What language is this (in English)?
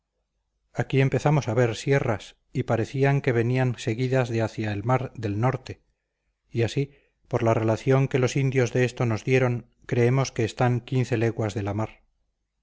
Spanish